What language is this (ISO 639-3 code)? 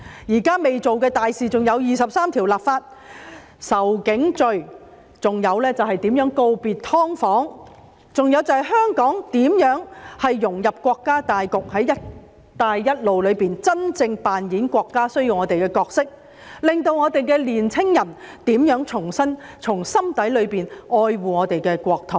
yue